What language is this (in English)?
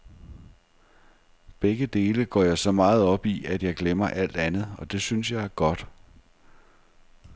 Danish